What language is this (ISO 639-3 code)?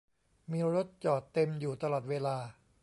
tha